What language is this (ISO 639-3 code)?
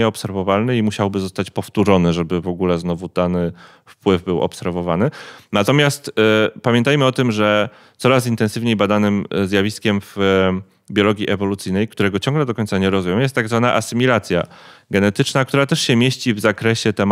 pol